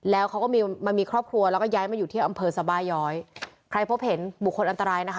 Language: Thai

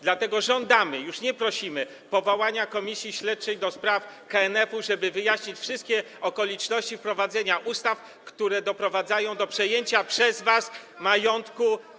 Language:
Polish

